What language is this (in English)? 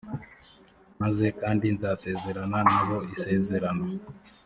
Kinyarwanda